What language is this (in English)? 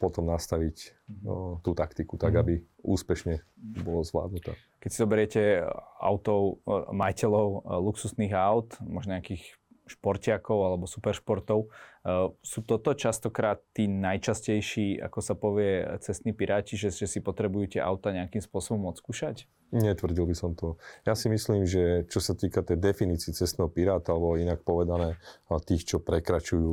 Slovak